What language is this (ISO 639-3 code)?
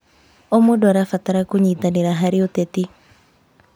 kik